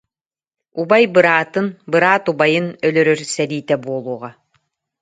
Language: Yakut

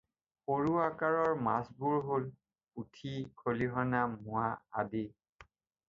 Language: Assamese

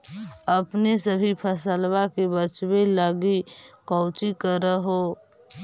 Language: Magahi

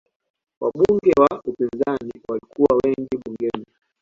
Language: Swahili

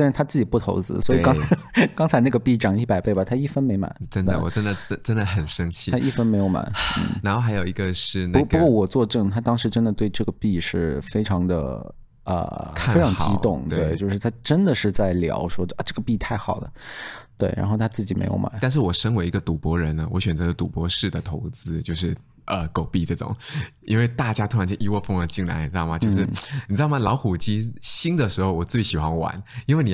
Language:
Chinese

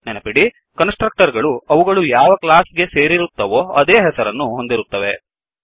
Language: Kannada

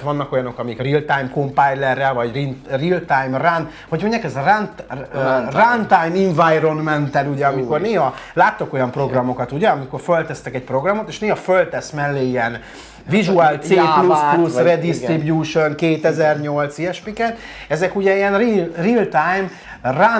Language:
Hungarian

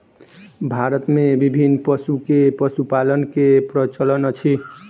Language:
Maithili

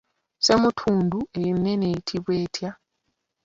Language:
Ganda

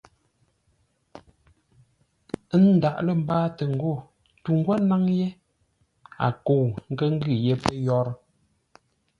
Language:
Ngombale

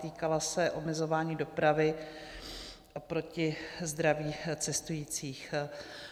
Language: Czech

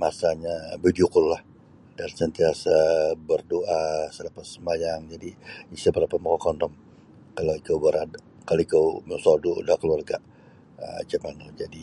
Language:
Sabah Bisaya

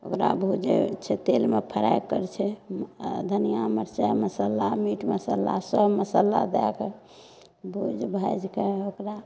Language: Maithili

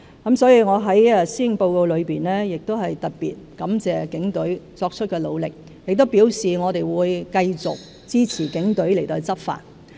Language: Cantonese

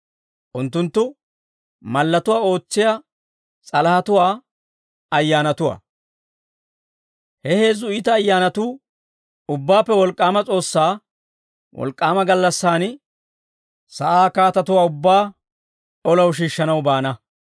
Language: Dawro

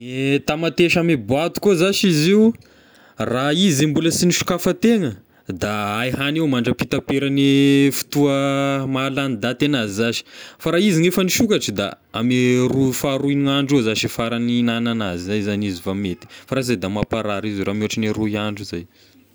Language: Tesaka Malagasy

